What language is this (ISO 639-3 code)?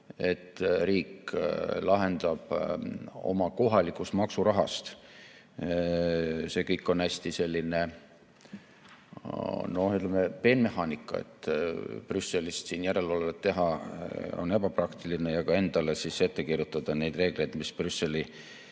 est